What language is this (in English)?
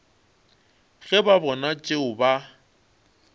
Northern Sotho